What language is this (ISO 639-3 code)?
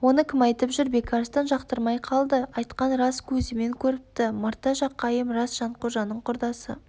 kaz